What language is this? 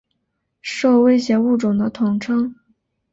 Chinese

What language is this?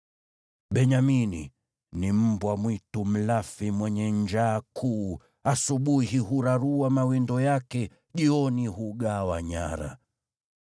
Swahili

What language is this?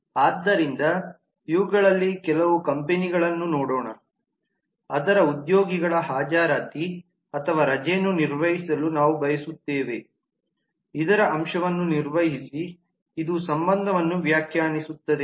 Kannada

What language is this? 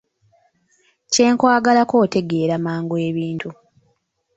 Ganda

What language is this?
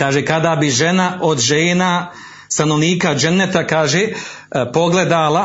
Croatian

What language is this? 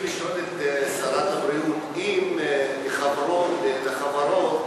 Hebrew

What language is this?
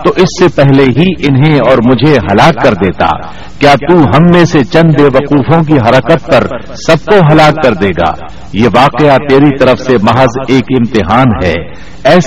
Urdu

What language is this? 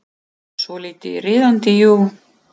Icelandic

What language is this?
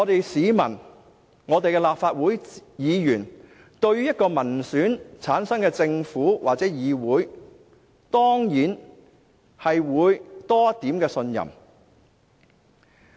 Cantonese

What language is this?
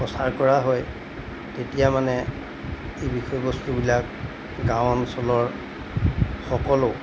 Assamese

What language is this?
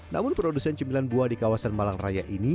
Indonesian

